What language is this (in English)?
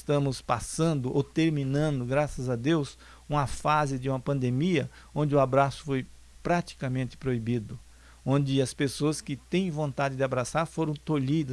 Portuguese